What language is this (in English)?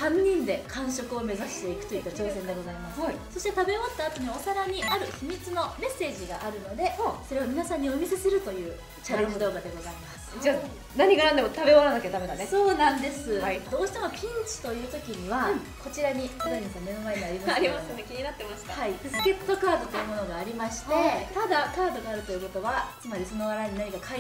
Japanese